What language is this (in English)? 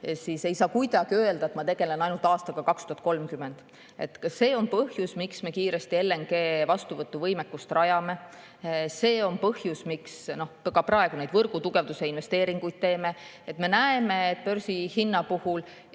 Estonian